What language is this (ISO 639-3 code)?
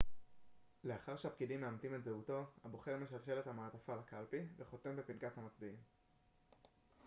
heb